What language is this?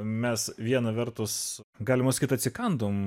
Lithuanian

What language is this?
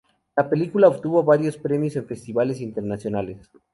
Spanish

